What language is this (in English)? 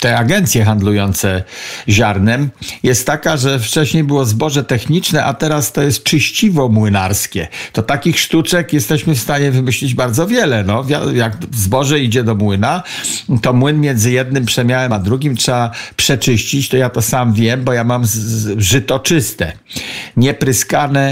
Polish